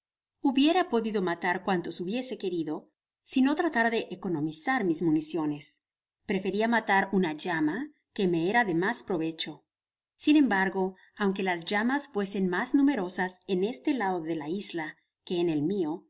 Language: Spanish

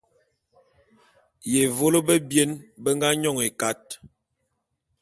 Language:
Bulu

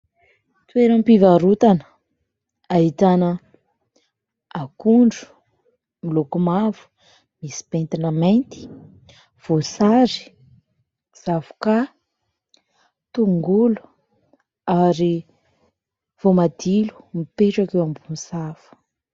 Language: Malagasy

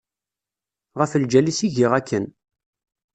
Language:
Kabyle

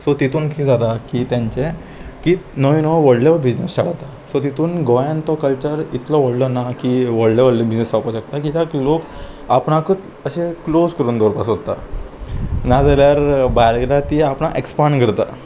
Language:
Konkani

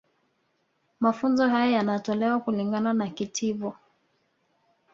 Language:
Swahili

